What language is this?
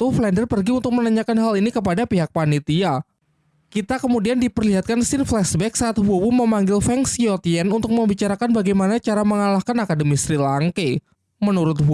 Indonesian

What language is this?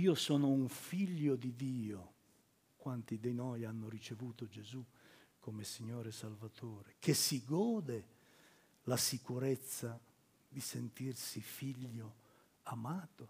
Italian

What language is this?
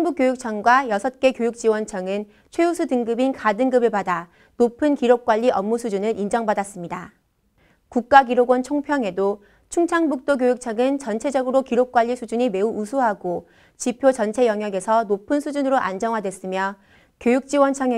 Korean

